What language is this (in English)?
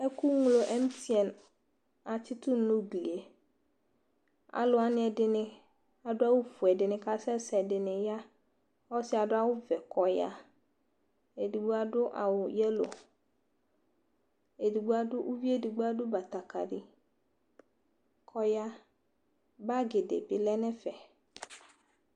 Ikposo